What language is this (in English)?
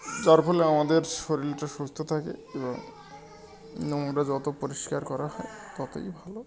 Bangla